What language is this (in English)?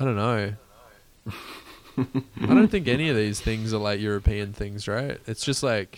English